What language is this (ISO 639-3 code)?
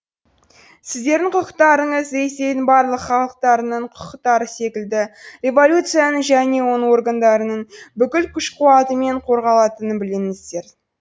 kaz